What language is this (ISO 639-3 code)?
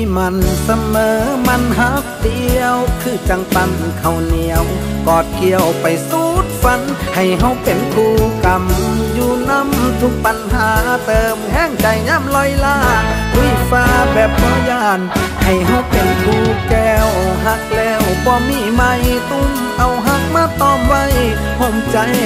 tha